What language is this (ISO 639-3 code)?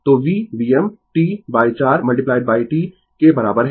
hin